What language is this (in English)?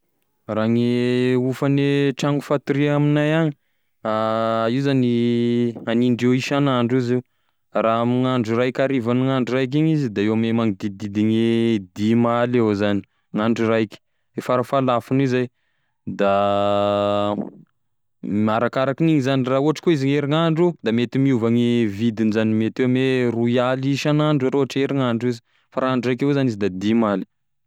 Tesaka Malagasy